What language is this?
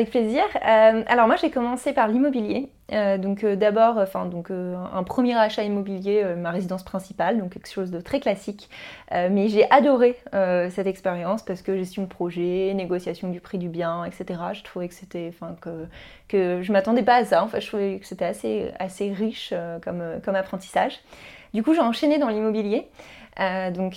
French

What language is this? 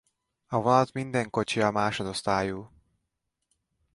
Hungarian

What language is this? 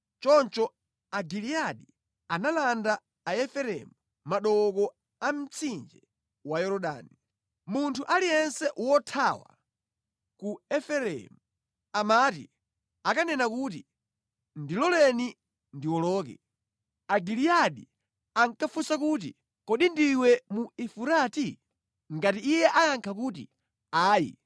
Nyanja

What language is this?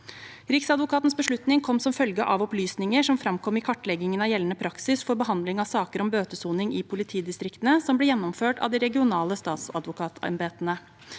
Norwegian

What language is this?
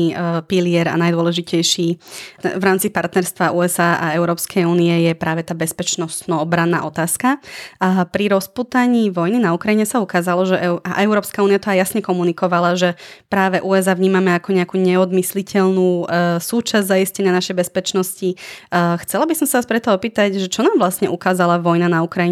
Slovak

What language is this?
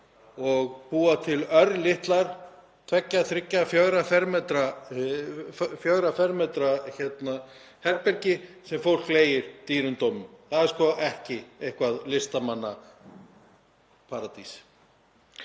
Icelandic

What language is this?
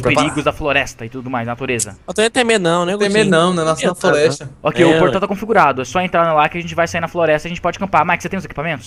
Portuguese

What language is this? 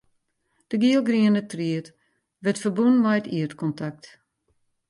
Western Frisian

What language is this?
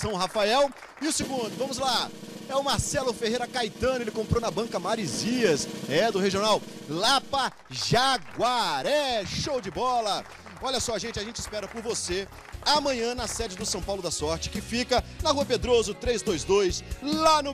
Portuguese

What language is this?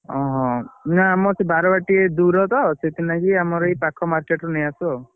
Odia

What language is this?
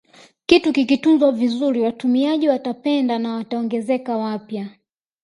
Swahili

